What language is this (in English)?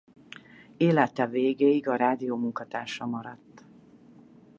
Hungarian